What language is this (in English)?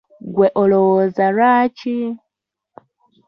Ganda